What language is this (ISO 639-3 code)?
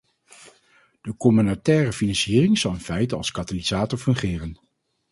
nld